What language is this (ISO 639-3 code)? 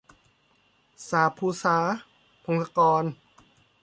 tha